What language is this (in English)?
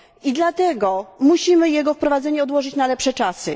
Polish